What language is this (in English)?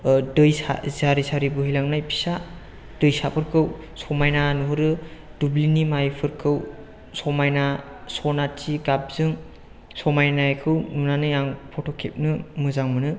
Bodo